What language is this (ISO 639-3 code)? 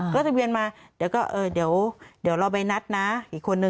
tha